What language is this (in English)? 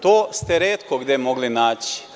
Serbian